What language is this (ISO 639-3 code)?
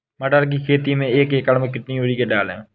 hin